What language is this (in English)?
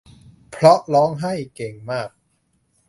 Thai